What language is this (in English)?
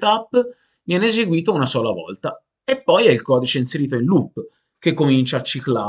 Italian